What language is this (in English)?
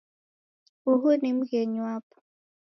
Taita